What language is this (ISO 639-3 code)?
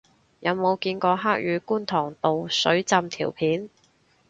yue